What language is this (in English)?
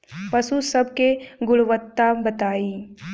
Bhojpuri